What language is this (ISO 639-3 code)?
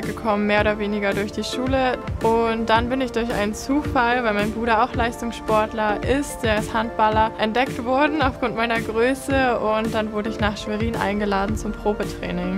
deu